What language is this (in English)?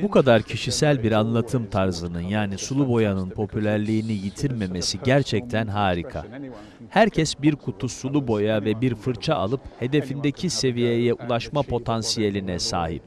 Turkish